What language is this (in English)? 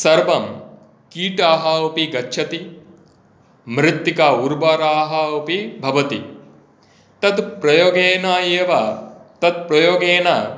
Sanskrit